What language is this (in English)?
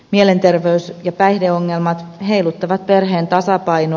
Finnish